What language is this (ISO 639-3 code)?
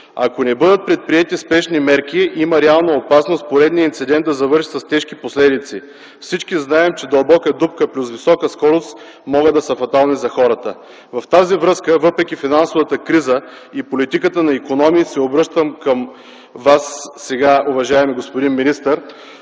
bul